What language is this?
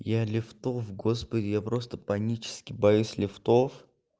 Russian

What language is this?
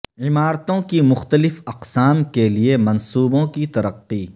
Urdu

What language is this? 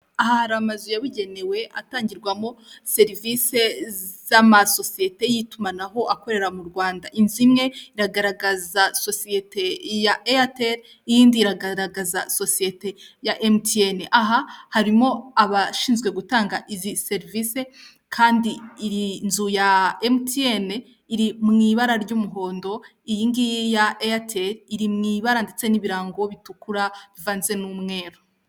Kinyarwanda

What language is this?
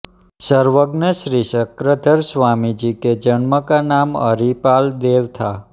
Hindi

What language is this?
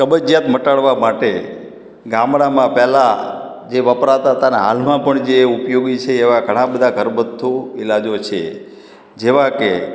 Gujarati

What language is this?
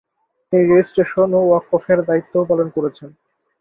Bangla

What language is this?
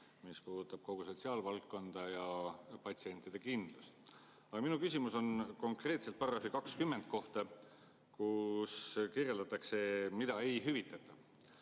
Estonian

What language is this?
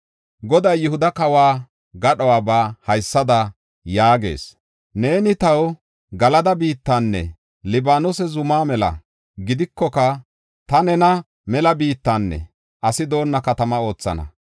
Gofa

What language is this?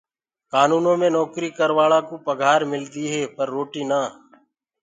Gurgula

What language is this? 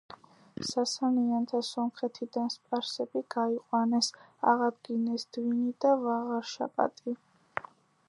Georgian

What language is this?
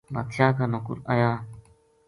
Gujari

